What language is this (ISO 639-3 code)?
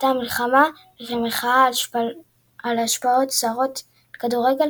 heb